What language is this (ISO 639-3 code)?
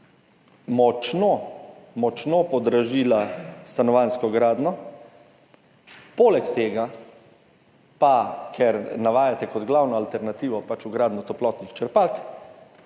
slv